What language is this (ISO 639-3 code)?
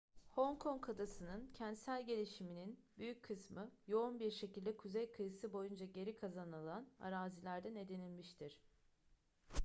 tur